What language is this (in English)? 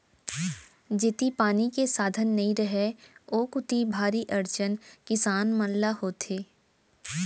Chhattisgarhi